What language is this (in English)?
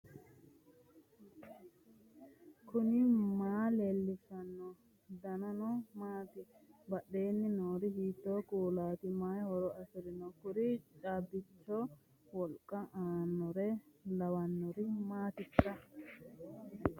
Sidamo